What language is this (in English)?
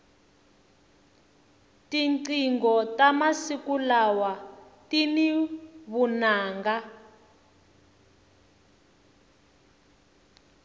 Tsonga